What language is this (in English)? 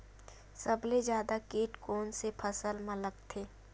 Chhattisgarhi